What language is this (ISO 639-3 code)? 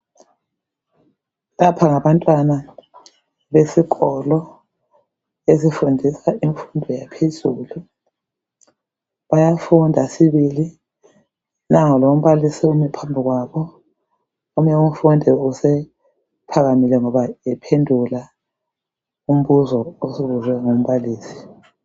nde